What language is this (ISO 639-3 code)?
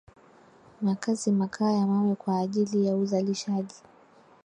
swa